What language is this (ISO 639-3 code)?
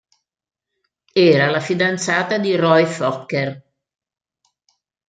ita